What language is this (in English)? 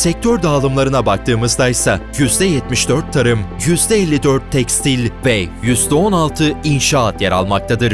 Turkish